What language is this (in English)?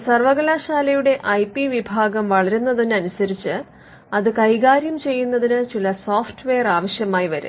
Malayalam